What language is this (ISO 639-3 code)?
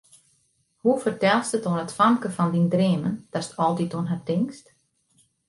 fry